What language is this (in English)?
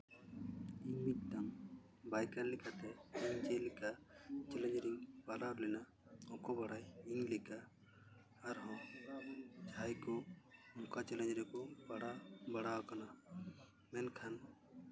Santali